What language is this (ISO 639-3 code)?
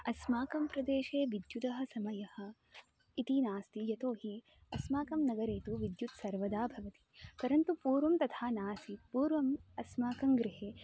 san